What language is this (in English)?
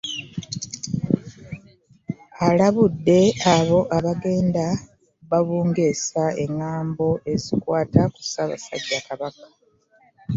Ganda